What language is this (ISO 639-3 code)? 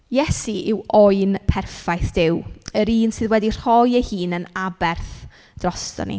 cym